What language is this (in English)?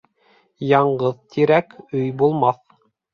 Bashkir